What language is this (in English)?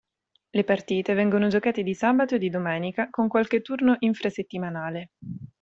Italian